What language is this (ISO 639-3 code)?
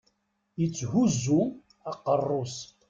kab